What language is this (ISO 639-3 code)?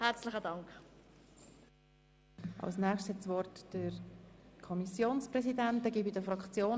gsw